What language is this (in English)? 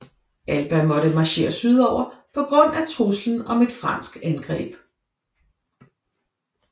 Danish